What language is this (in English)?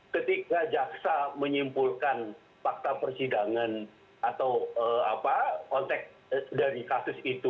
Indonesian